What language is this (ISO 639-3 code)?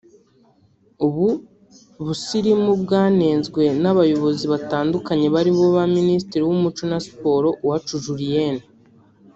kin